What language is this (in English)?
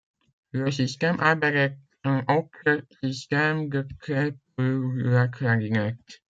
French